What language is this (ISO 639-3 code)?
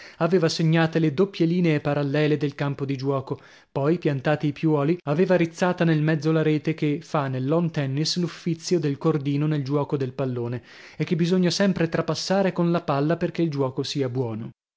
ita